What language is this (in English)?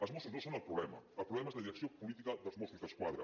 Catalan